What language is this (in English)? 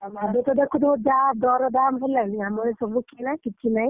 Odia